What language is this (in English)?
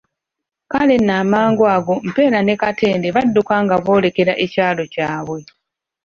Ganda